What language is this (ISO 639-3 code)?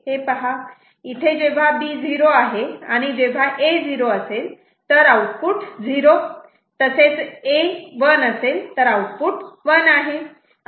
mar